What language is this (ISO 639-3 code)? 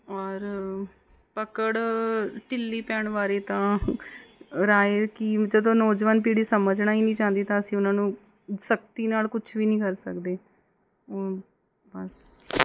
pan